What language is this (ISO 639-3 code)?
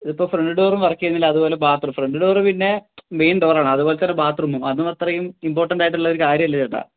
mal